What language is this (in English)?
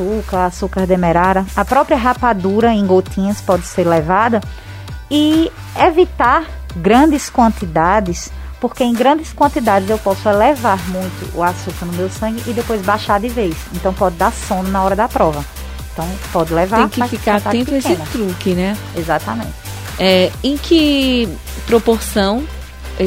Portuguese